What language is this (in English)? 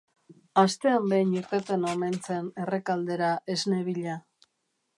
Basque